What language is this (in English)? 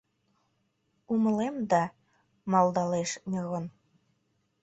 Mari